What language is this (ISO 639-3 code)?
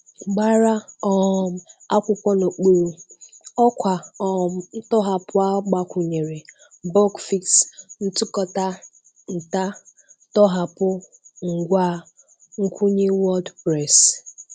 ibo